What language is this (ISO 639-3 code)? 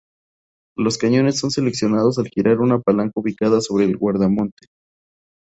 spa